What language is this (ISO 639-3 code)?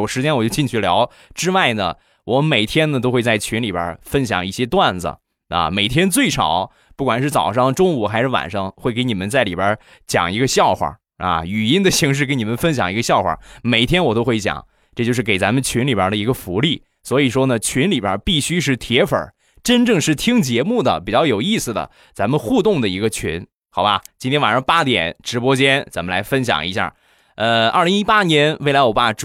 zho